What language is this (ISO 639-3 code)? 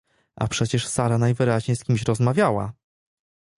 pol